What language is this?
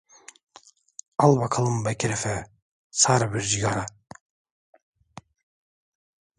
Turkish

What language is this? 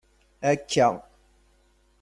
Kabyle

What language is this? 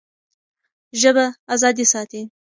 Pashto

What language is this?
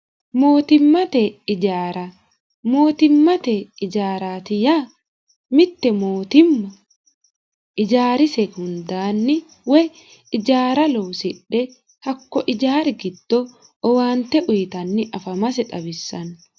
Sidamo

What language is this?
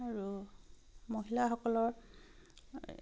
Assamese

